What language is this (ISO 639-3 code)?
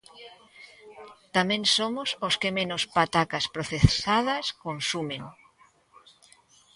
glg